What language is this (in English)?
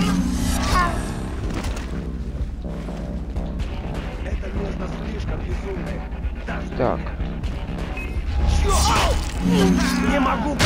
Russian